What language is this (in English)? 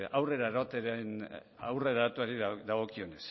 Basque